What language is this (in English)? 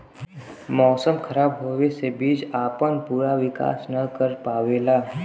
Bhojpuri